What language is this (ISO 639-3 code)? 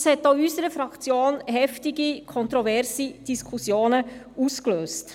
gsw